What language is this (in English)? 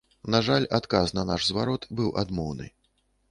Belarusian